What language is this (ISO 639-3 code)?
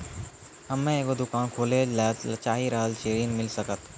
mai